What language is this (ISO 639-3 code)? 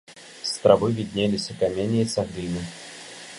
bel